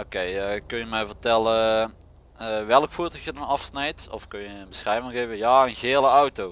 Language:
Dutch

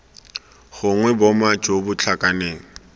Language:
Tswana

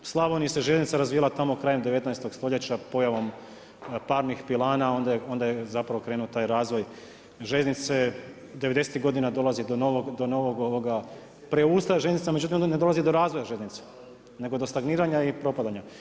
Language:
Croatian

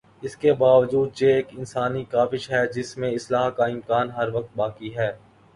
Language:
Urdu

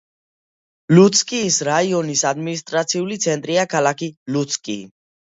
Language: Georgian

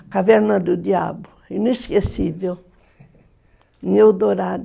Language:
Portuguese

